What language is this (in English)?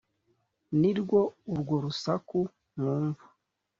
Kinyarwanda